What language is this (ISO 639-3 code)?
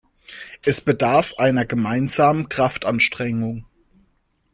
deu